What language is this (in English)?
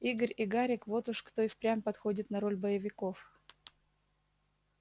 Russian